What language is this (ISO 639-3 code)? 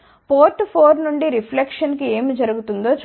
tel